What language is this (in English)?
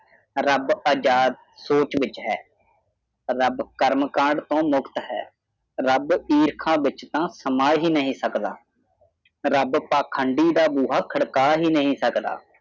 Punjabi